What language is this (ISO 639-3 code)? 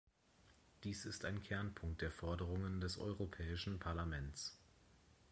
deu